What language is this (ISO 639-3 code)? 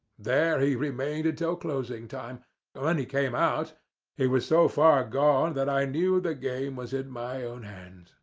eng